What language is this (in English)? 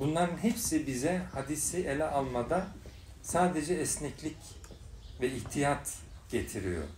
Turkish